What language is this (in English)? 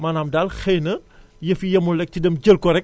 Wolof